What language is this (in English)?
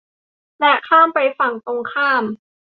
Thai